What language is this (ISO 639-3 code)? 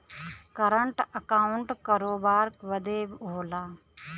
bho